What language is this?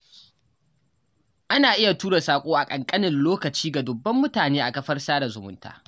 Hausa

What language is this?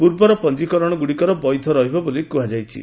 Odia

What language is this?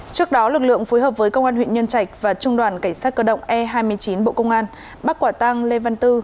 Vietnamese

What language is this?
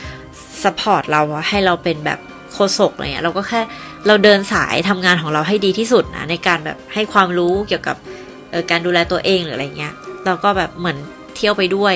Thai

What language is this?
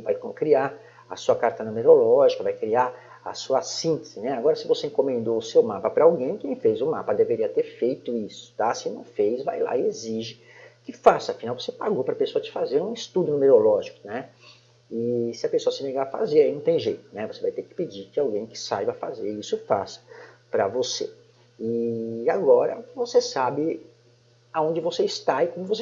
Portuguese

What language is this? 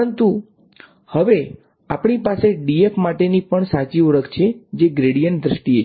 Gujarati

